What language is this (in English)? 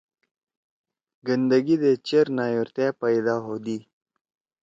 Torwali